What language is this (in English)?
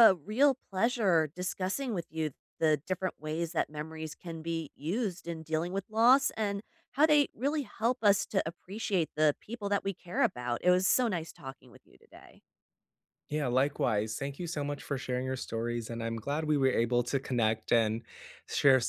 English